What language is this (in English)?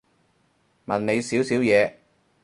Cantonese